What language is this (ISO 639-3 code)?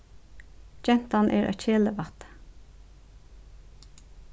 fao